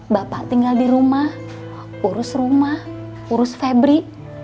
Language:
Indonesian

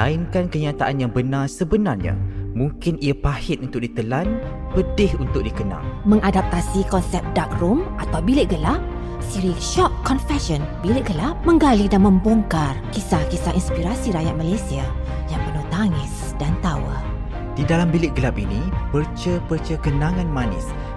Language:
Malay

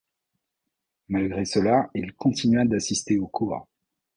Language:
French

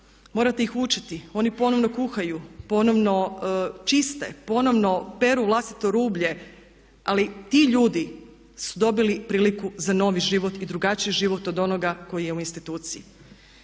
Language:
Croatian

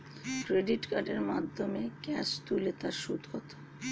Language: Bangla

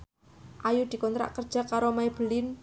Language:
Javanese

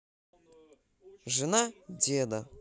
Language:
Russian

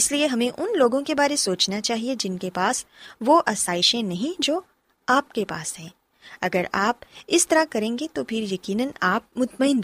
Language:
Urdu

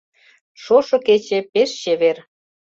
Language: Mari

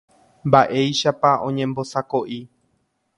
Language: Guarani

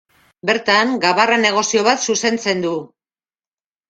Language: Basque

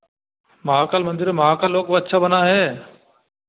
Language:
Hindi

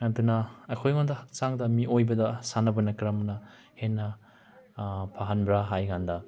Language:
Manipuri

